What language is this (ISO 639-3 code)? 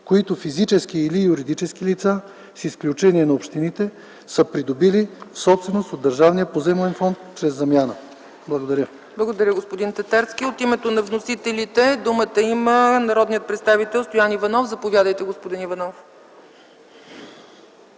bul